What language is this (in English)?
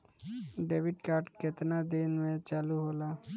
Bhojpuri